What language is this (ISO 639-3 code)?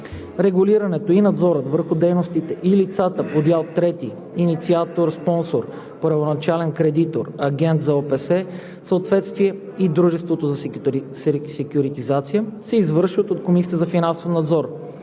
bul